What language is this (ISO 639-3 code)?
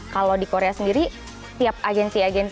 ind